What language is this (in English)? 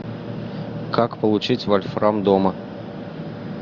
Russian